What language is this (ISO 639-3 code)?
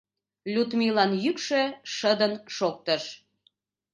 chm